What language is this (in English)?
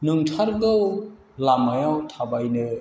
Bodo